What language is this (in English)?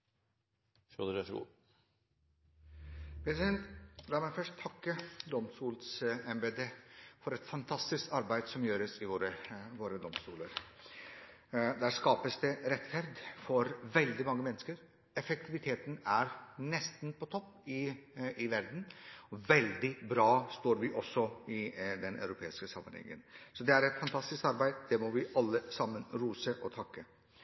Norwegian Bokmål